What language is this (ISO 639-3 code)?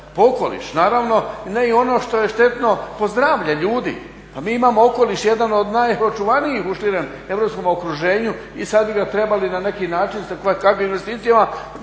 hrv